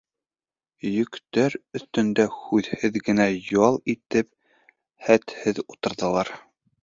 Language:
Bashkir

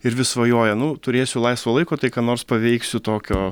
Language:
Lithuanian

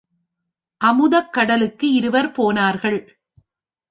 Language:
Tamil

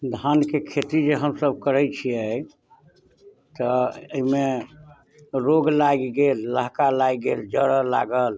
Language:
Maithili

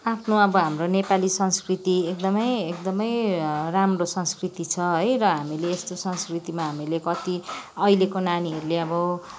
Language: Nepali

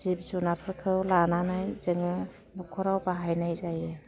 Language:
Bodo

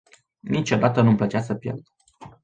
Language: Romanian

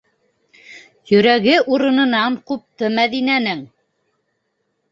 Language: Bashkir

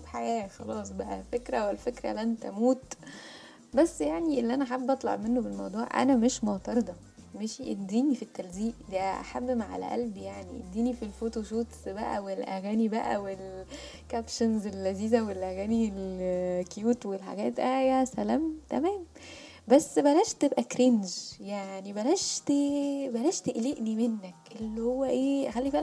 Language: Arabic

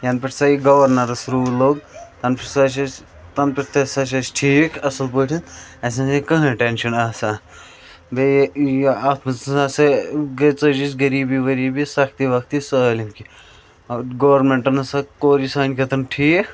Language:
Kashmiri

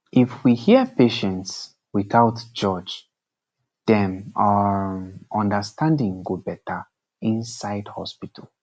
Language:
Nigerian Pidgin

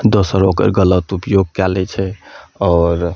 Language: Maithili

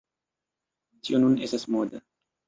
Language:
Esperanto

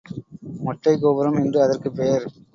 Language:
Tamil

